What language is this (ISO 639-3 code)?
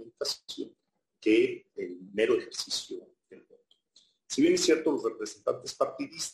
spa